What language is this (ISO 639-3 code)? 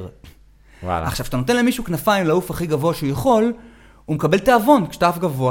heb